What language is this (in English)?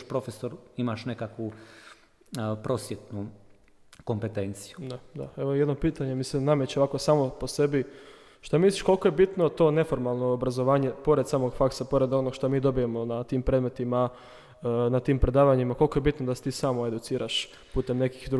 Croatian